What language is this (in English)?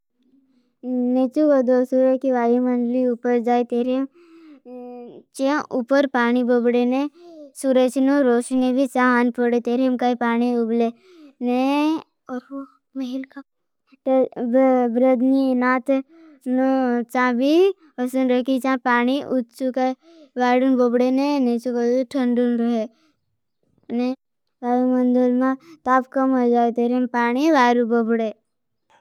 Bhili